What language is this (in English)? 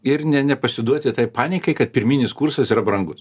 Lithuanian